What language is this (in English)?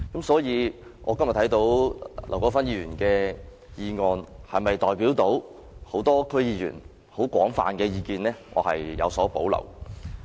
Cantonese